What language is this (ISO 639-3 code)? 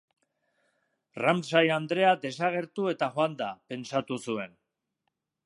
eus